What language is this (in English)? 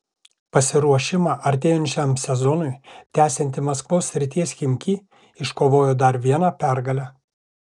Lithuanian